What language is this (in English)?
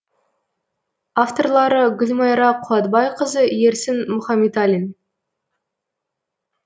Kazakh